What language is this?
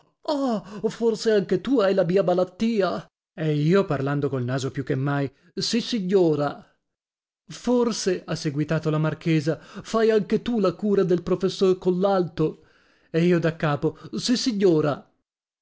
Italian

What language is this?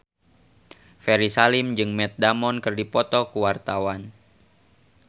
Sundanese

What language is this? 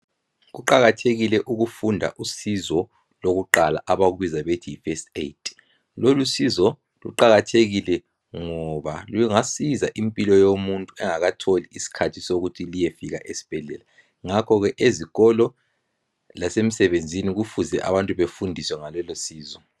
North Ndebele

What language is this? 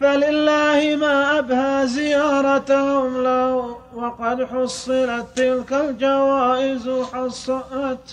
Arabic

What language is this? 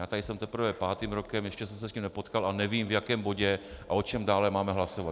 Czech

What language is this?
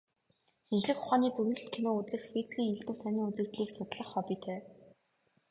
Mongolian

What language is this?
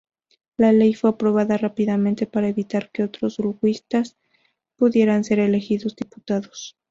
Spanish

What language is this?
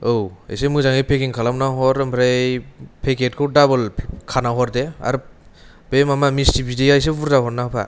Bodo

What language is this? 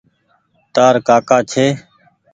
Goaria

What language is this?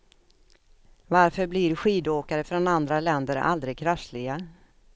Swedish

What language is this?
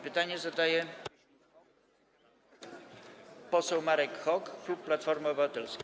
Polish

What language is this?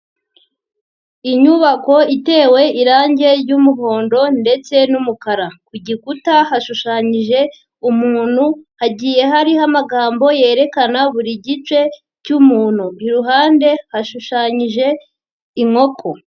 Kinyarwanda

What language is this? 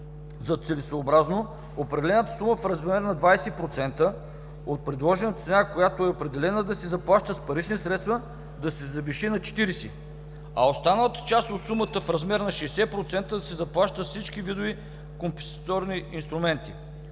Bulgarian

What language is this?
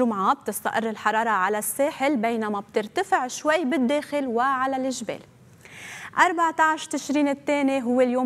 Arabic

